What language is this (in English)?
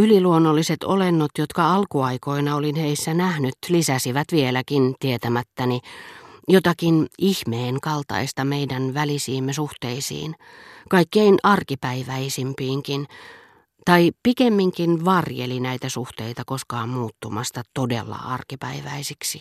Finnish